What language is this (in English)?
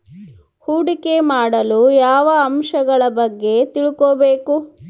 Kannada